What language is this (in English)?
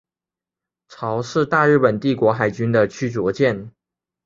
Chinese